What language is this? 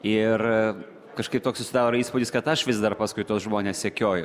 Lithuanian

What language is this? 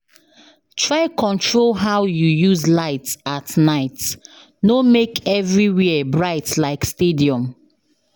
Nigerian Pidgin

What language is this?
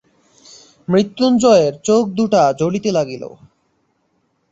Bangla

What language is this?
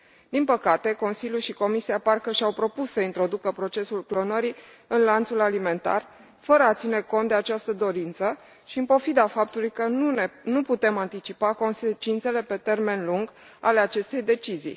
Romanian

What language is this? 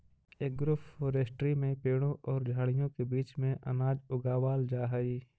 Magahi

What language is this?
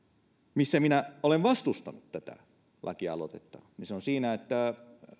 Finnish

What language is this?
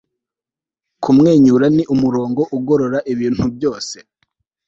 Kinyarwanda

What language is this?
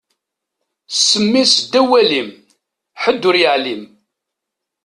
Kabyle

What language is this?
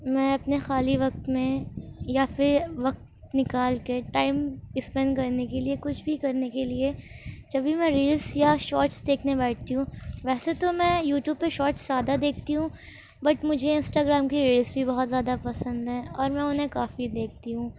Urdu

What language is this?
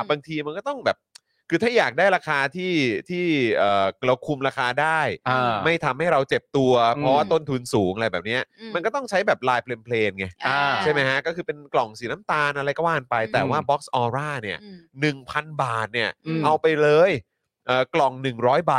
Thai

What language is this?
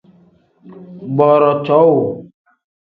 Tem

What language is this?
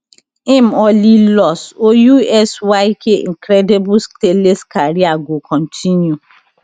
Nigerian Pidgin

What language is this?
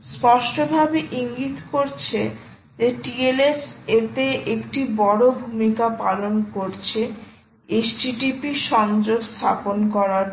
Bangla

